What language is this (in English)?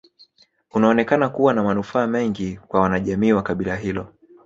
Swahili